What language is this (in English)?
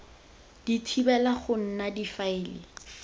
Tswana